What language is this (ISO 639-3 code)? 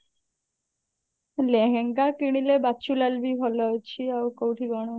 ori